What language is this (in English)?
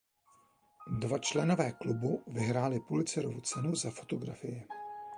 Czech